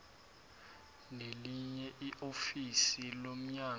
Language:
South Ndebele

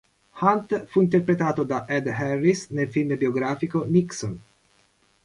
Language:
Italian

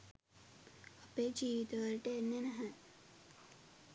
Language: Sinhala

